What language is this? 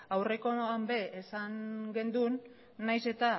Basque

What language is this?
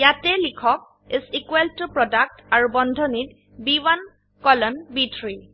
Assamese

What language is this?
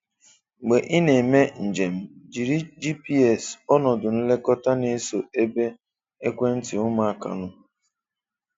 Igbo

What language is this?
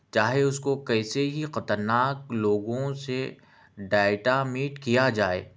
Urdu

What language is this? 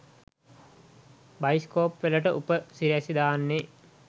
Sinhala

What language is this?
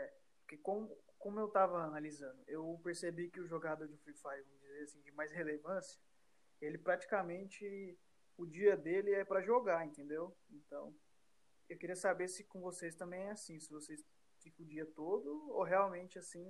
Portuguese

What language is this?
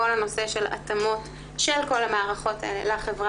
Hebrew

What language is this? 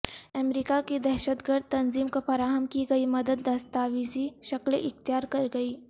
Urdu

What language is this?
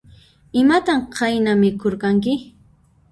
Puno Quechua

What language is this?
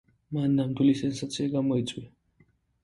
Georgian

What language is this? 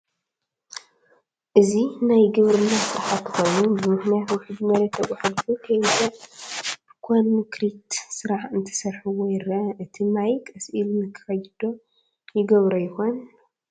Tigrinya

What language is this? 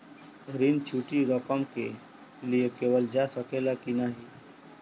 Bhojpuri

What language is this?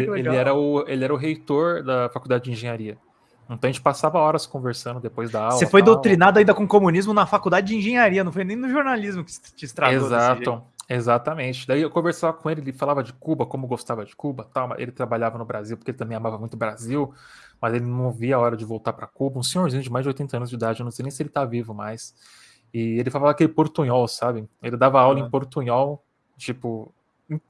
Portuguese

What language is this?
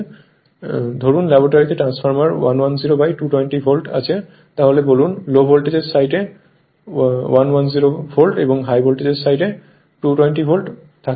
Bangla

